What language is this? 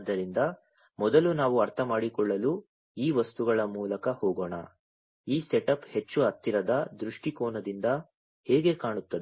Kannada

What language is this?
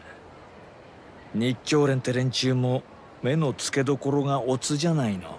Japanese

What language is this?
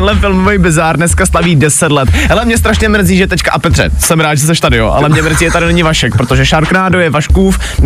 Czech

